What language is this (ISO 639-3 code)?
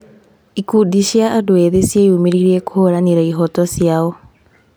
kik